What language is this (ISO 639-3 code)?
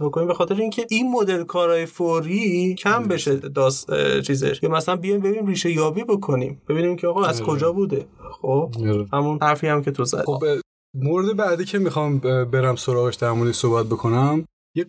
fas